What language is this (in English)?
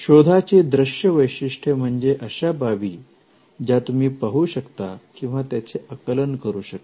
Marathi